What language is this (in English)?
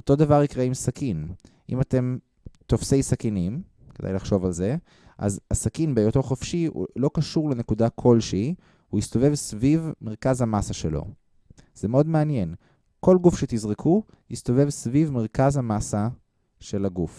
Hebrew